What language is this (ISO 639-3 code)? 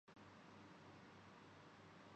urd